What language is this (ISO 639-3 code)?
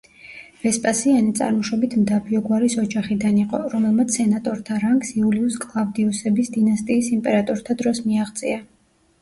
kat